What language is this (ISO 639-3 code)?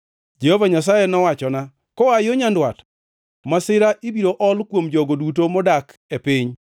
luo